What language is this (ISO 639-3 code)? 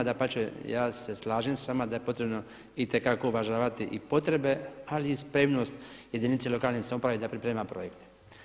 hrv